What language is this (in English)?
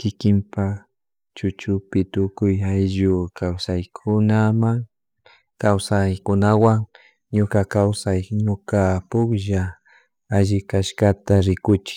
Chimborazo Highland Quichua